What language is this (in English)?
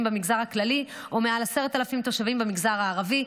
Hebrew